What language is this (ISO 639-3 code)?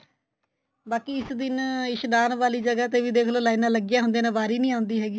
pan